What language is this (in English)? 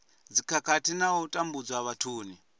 Venda